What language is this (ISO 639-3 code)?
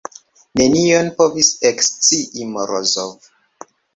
epo